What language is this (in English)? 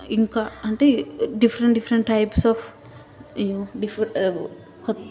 Telugu